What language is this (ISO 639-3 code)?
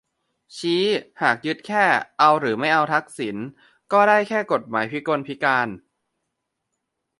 tha